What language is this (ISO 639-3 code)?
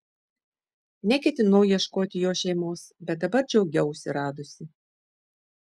lit